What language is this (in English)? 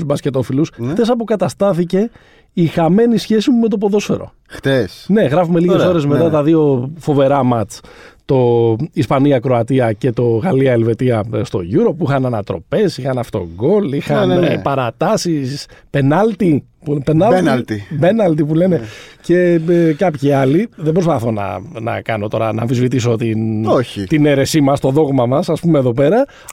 Greek